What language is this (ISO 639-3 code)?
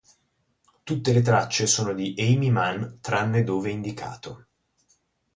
ita